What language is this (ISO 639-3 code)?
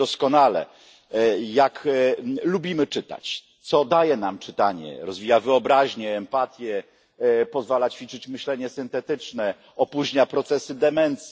pol